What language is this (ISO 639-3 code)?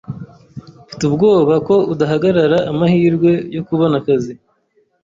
kin